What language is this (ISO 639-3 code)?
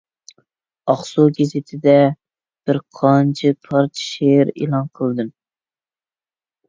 uig